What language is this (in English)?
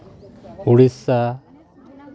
Santali